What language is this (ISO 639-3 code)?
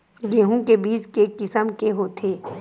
hne